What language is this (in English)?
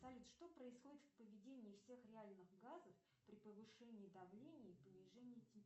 Russian